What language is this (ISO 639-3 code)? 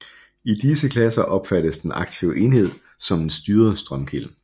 dan